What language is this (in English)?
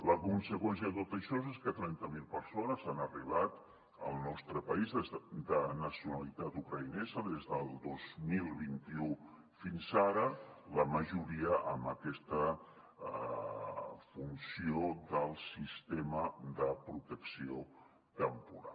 Catalan